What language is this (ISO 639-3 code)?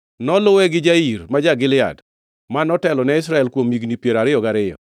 luo